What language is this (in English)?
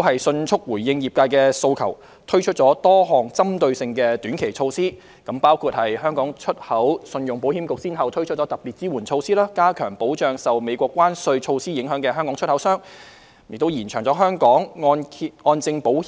Cantonese